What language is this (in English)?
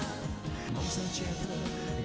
Vietnamese